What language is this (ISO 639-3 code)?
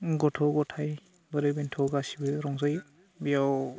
brx